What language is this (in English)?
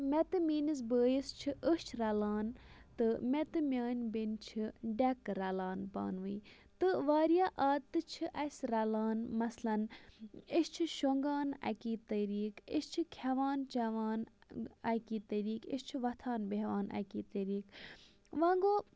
Kashmiri